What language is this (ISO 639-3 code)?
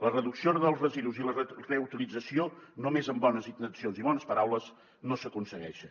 cat